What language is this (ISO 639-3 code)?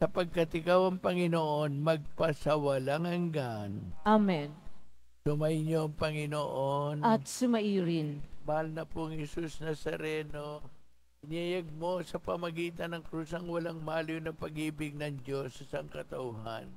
fil